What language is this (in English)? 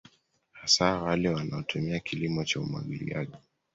Swahili